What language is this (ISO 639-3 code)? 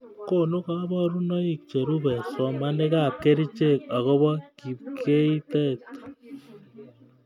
kln